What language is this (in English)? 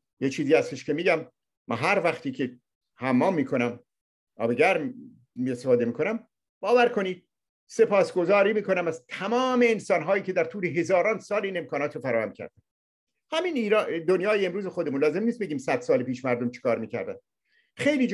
Persian